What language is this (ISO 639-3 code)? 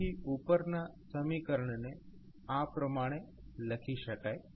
guj